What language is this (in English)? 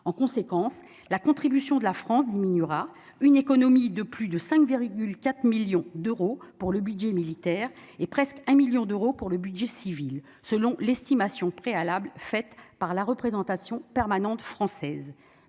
French